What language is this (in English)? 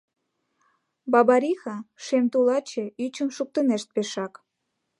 Mari